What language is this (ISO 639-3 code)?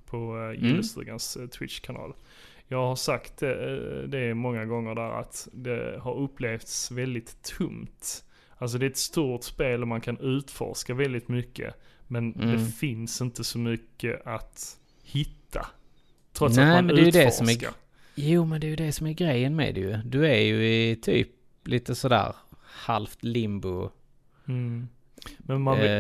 swe